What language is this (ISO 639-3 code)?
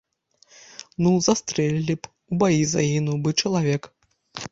bel